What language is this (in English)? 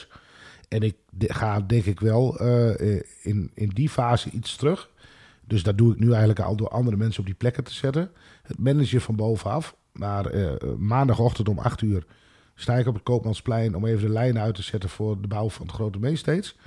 Dutch